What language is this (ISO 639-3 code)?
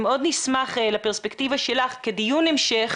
heb